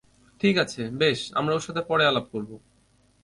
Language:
Bangla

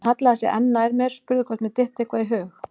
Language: Icelandic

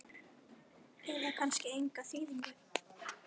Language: Icelandic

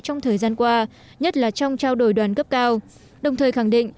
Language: Vietnamese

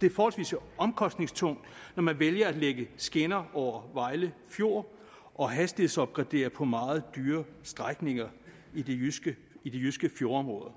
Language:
Danish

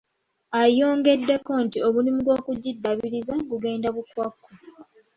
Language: Ganda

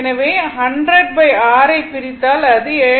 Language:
Tamil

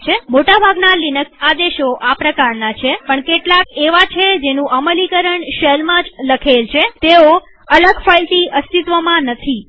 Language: Gujarati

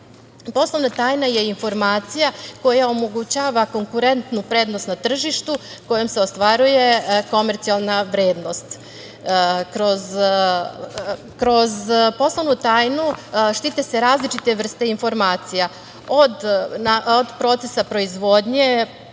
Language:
Serbian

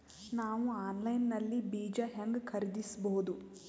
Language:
Kannada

